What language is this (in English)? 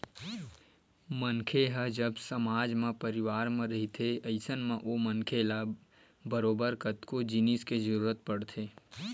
Chhattisgarhi